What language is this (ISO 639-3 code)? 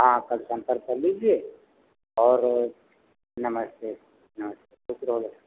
hin